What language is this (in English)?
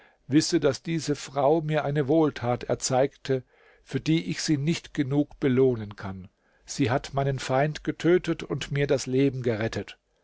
German